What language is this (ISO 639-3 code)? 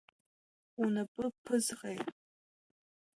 abk